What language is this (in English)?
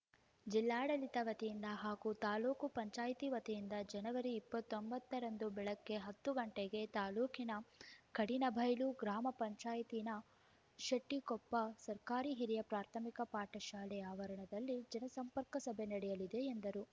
Kannada